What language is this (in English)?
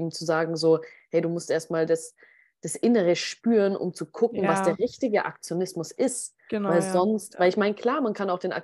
German